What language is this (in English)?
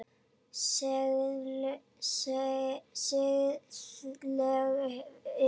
Icelandic